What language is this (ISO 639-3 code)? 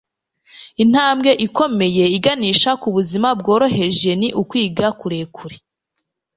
kin